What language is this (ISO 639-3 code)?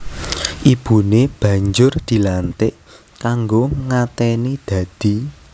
jav